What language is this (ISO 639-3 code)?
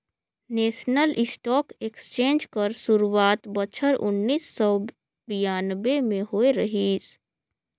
hne